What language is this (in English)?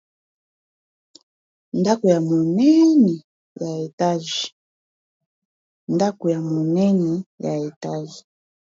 Lingala